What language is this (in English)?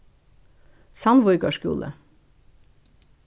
Faroese